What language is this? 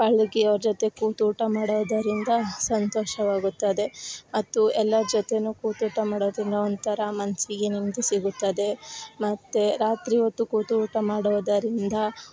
Kannada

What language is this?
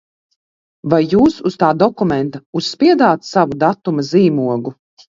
Latvian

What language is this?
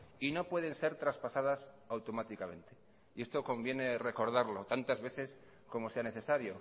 Spanish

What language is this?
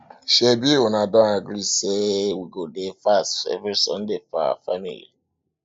Nigerian Pidgin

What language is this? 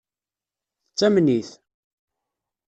Kabyle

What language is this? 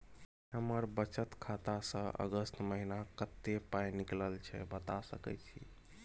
Maithili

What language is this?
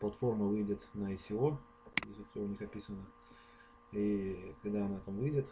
Russian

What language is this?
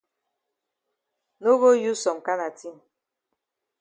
Cameroon Pidgin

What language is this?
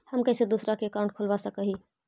Magahi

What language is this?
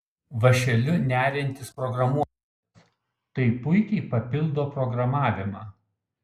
Lithuanian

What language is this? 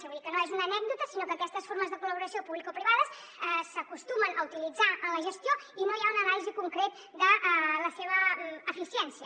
Catalan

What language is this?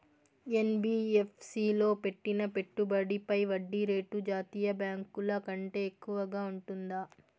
Telugu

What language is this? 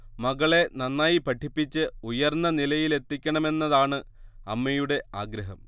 Malayalam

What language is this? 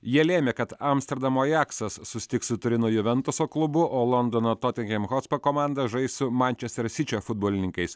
Lithuanian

